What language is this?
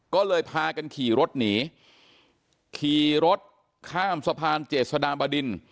Thai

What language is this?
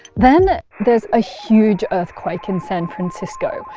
English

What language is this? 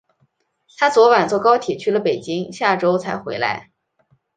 Chinese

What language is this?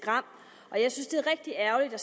Danish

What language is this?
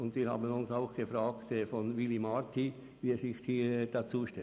Swiss German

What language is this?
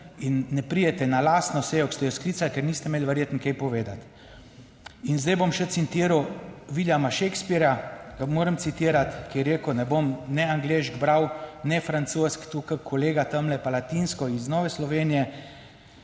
Slovenian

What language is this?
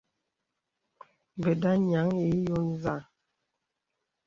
Bebele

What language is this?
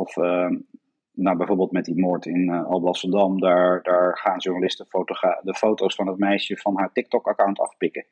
Dutch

